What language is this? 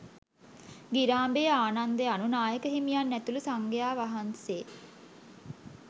Sinhala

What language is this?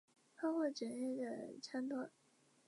Chinese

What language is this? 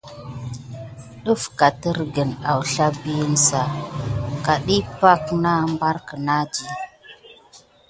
Gidar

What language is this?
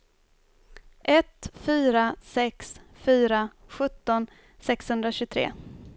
Swedish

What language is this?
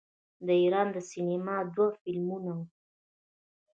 Pashto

